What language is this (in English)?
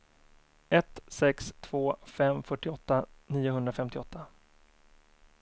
Swedish